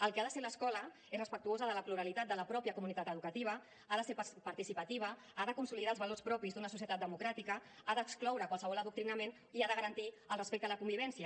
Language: Catalan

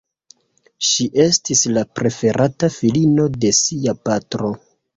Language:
Esperanto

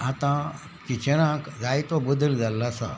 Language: Konkani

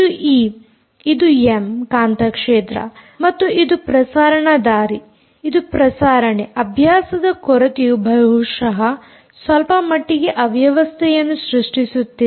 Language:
Kannada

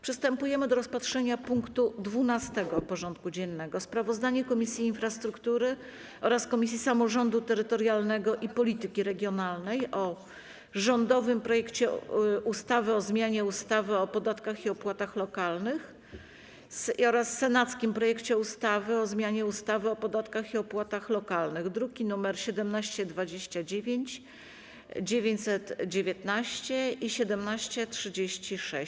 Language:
Polish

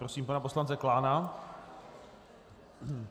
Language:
Czech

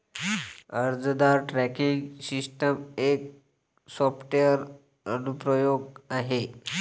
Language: Marathi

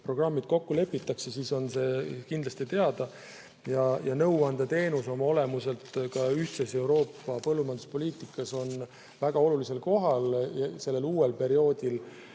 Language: Estonian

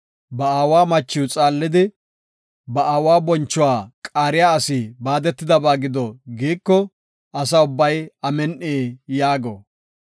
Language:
Gofa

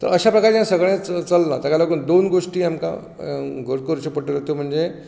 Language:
Konkani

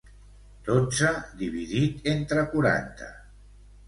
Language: Catalan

